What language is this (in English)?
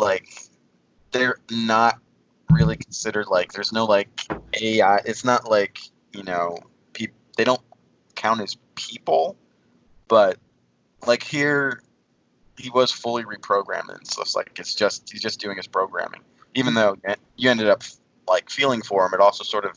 English